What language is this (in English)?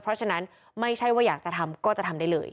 Thai